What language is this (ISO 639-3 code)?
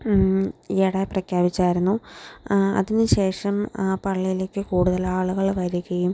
mal